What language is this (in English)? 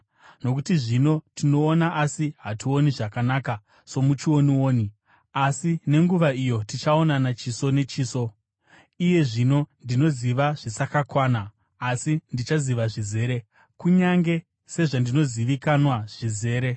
Shona